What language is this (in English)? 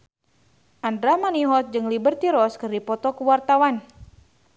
Sundanese